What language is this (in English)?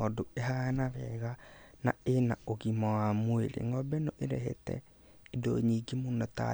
Kikuyu